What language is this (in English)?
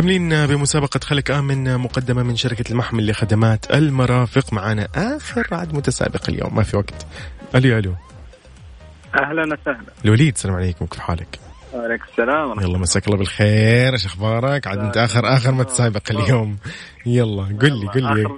Arabic